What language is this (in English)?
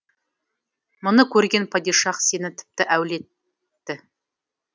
Kazakh